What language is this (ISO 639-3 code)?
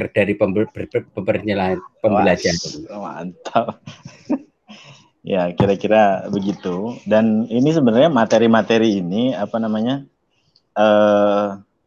ind